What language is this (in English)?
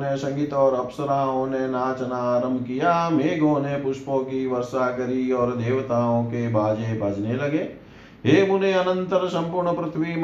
Hindi